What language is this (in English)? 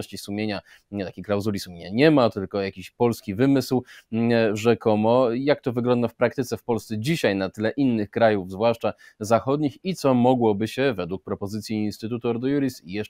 Polish